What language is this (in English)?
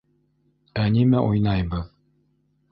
Bashkir